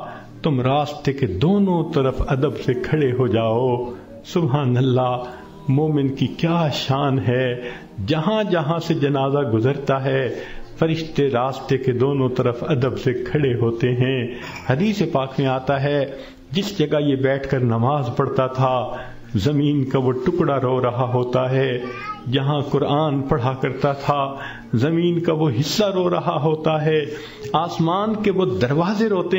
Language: Urdu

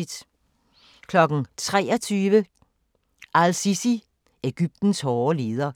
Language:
Danish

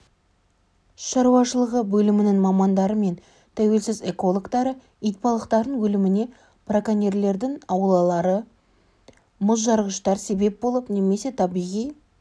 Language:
Kazakh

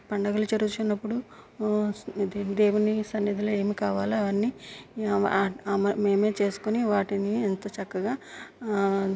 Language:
Telugu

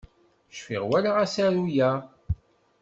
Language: Kabyle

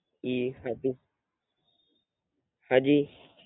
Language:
Gujarati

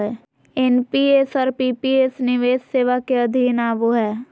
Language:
Magahi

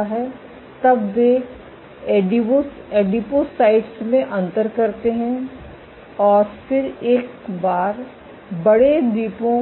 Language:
Hindi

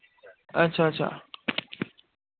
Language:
Dogri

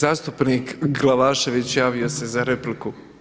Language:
Croatian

